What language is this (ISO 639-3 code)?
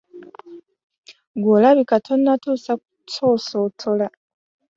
lug